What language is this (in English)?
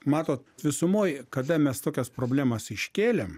Lithuanian